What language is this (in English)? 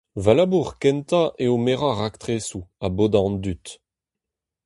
Breton